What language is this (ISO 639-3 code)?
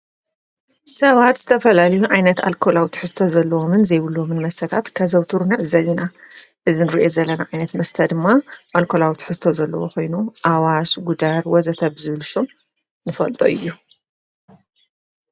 tir